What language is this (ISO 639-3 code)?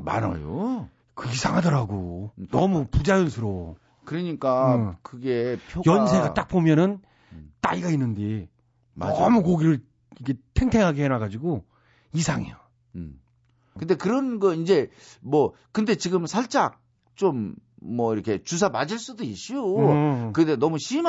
kor